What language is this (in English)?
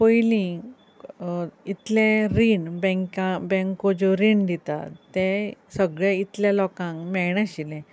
Konkani